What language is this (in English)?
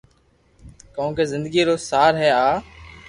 Loarki